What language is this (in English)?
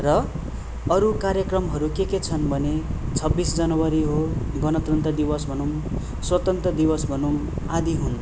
Nepali